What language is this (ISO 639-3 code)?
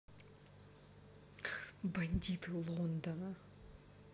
rus